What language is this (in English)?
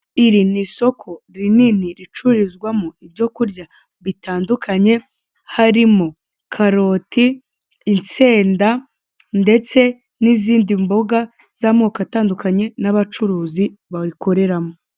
Kinyarwanda